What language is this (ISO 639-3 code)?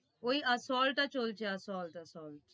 ben